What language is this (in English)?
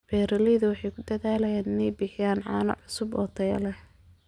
Somali